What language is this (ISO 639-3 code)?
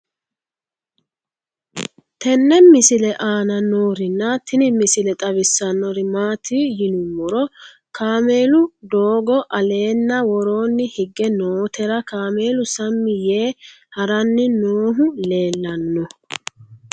sid